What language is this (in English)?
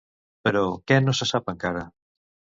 Catalan